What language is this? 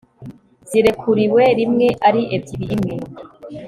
Kinyarwanda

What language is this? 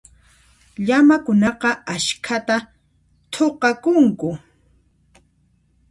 Puno Quechua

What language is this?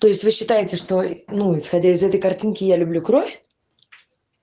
Russian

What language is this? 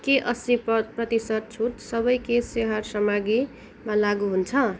Nepali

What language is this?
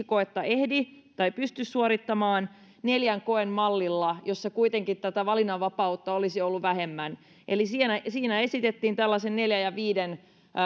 Finnish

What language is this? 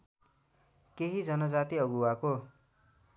Nepali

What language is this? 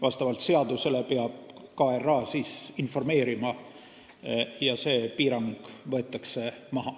Estonian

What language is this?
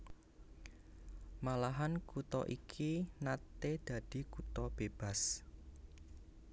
Javanese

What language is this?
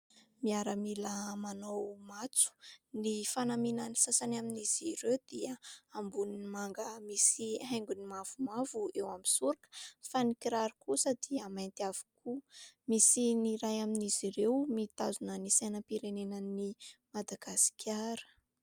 Malagasy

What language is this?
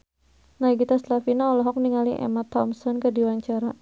Sundanese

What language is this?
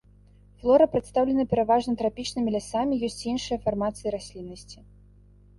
Belarusian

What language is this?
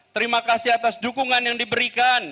Indonesian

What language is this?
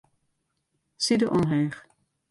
Western Frisian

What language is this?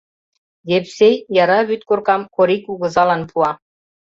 Mari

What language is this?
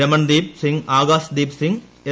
Malayalam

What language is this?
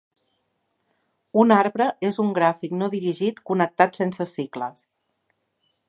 Catalan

